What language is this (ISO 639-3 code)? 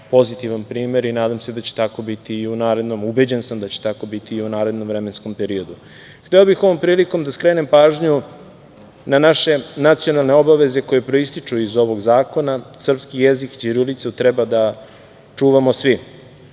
srp